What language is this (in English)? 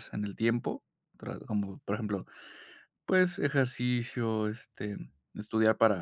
Spanish